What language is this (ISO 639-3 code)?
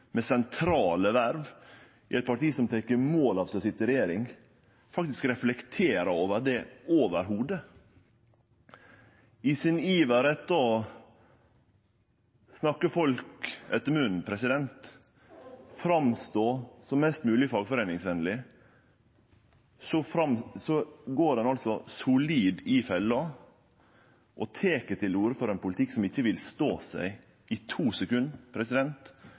nno